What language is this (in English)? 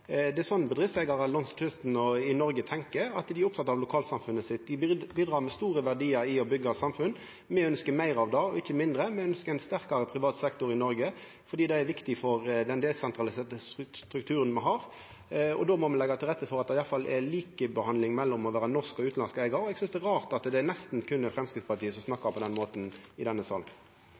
Norwegian Nynorsk